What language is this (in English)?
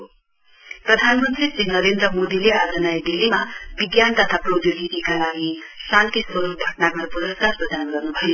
Nepali